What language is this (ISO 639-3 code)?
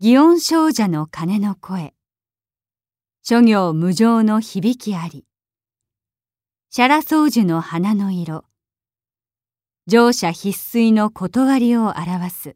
jpn